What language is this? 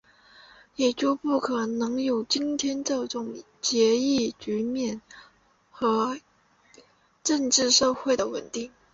Chinese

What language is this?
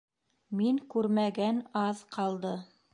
Bashkir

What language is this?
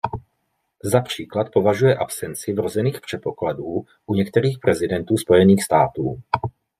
Czech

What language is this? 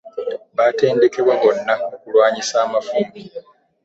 Ganda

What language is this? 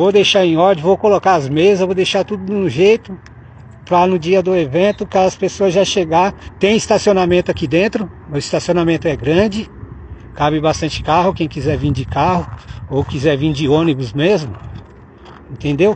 Portuguese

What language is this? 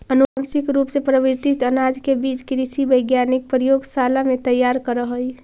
Magahi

